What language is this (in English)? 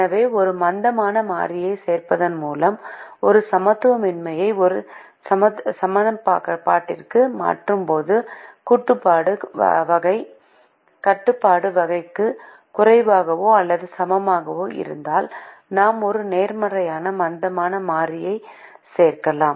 Tamil